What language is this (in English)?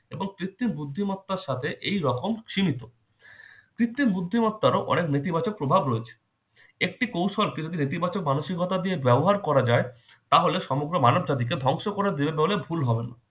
Bangla